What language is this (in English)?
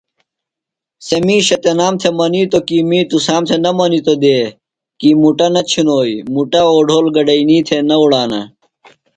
Phalura